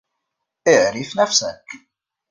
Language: Arabic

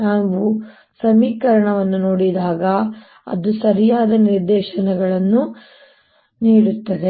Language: Kannada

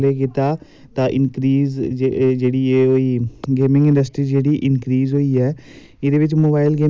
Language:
Dogri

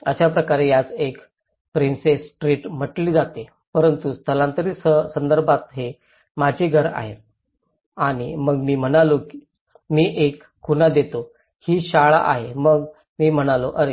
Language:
Marathi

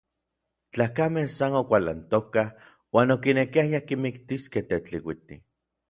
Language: Orizaba Nahuatl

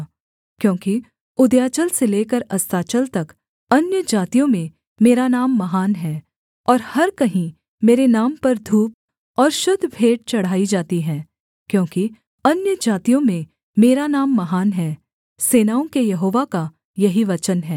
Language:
Hindi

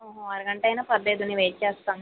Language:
Telugu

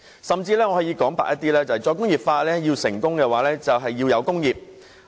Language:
Cantonese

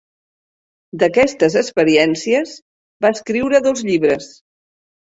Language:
Catalan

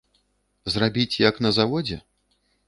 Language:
Belarusian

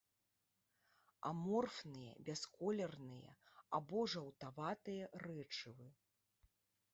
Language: Belarusian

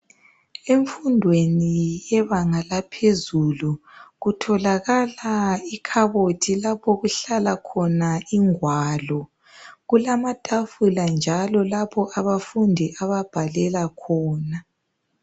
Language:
North Ndebele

